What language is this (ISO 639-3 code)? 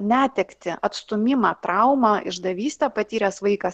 lit